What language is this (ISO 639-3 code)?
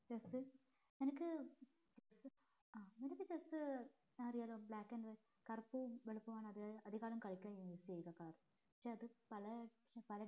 mal